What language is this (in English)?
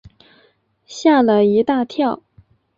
Chinese